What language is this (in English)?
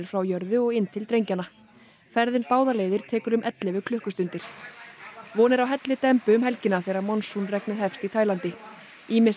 Icelandic